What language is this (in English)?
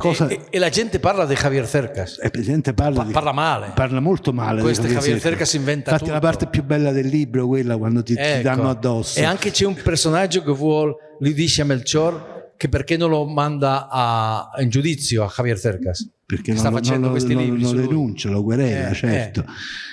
Italian